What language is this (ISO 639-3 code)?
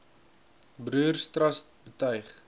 afr